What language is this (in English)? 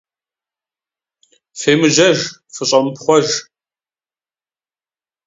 Kabardian